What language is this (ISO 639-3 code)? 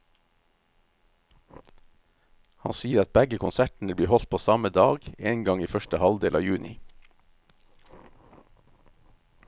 nor